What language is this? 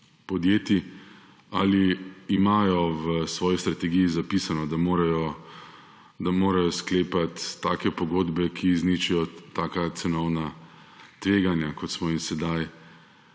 Slovenian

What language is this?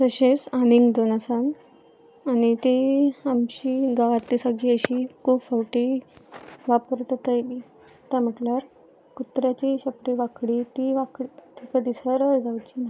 Konkani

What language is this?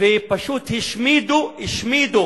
Hebrew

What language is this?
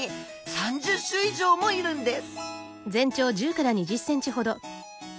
Japanese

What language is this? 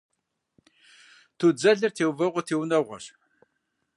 Kabardian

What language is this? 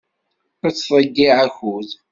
Kabyle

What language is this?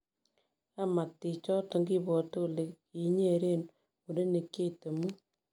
Kalenjin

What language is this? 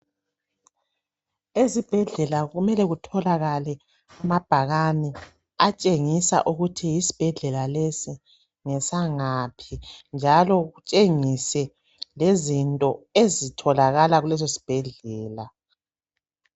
North Ndebele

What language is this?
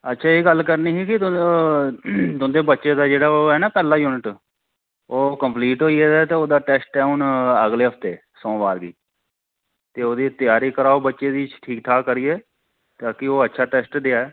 Dogri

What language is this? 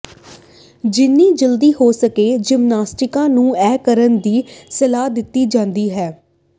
Punjabi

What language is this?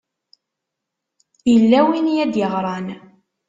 Kabyle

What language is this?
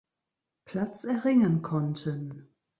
German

